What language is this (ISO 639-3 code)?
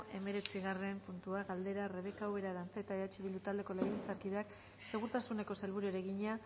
eus